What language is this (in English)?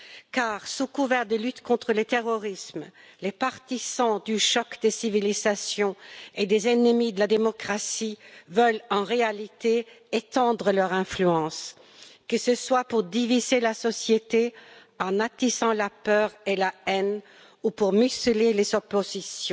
French